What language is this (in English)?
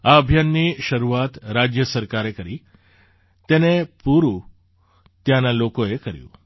Gujarati